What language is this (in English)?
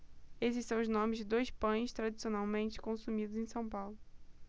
Portuguese